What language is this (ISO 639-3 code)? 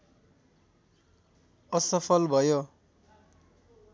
nep